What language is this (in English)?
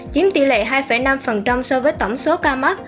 Vietnamese